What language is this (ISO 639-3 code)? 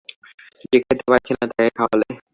ben